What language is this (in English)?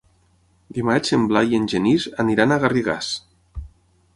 Catalan